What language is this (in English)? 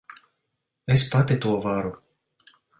Latvian